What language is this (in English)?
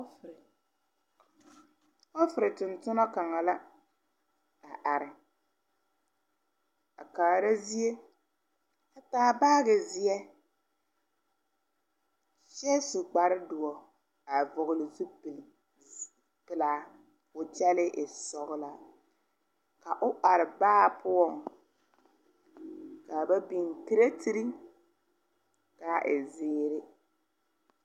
Southern Dagaare